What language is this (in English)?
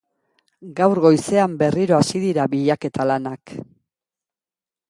Basque